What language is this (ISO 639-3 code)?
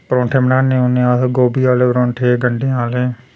doi